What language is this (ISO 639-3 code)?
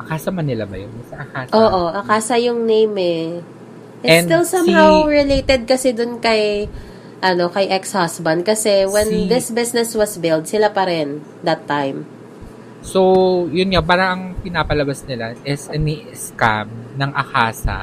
fil